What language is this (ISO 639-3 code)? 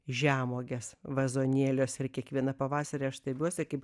lit